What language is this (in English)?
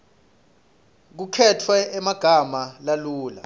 Swati